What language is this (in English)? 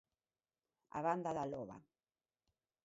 Galician